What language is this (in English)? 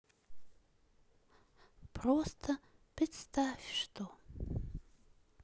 Russian